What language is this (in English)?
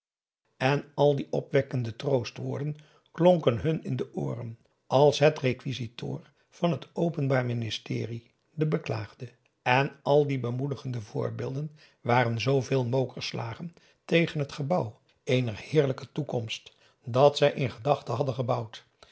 Dutch